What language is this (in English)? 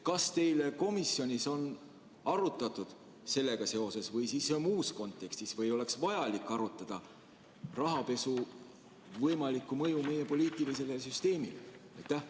Estonian